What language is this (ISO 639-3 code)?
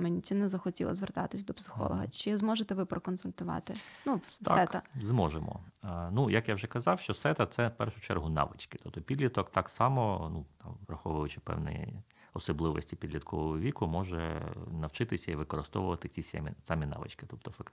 ukr